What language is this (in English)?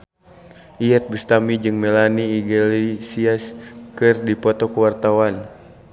Sundanese